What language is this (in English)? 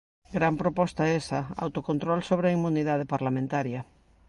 Galician